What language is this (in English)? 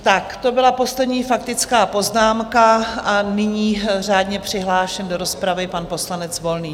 Czech